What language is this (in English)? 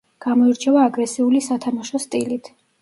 Georgian